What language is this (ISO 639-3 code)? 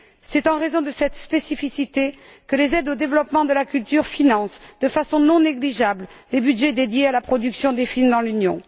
fra